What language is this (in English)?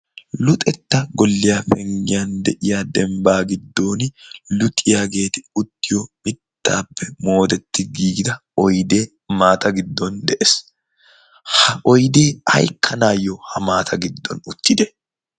Wolaytta